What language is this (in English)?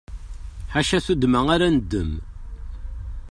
Kabyle